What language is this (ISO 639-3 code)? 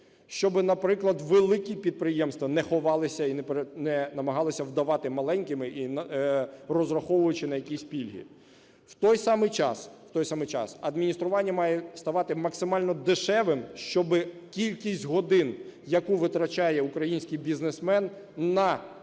ukr